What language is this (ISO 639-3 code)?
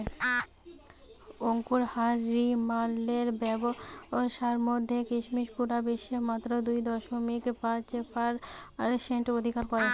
ben